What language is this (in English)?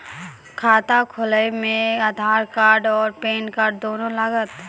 Maithili